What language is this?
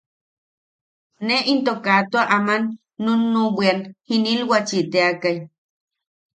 Yaqui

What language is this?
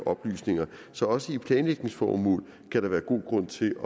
Danish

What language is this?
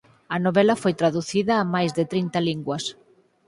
Galician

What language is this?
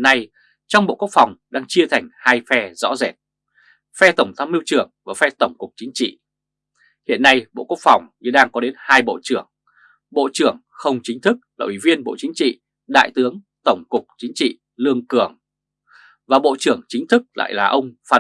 Vietnamese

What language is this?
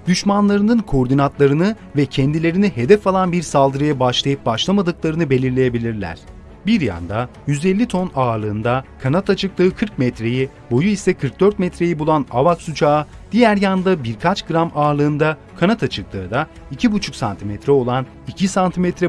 Turkish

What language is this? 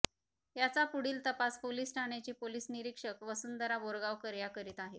Marathi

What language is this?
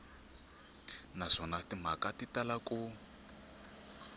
Tsonga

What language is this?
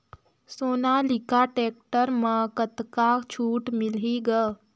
Chhattisgarhi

